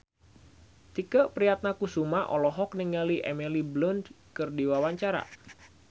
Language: Sundanese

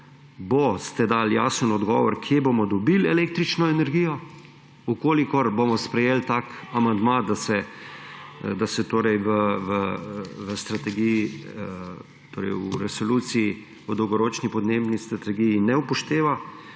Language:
Slovenian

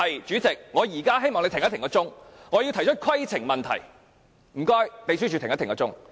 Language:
Cantonese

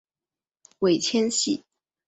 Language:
Chinese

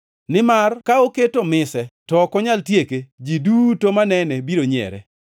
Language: Luo (Kenya and Tanzania)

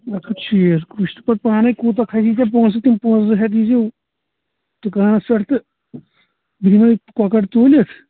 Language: Kashmiri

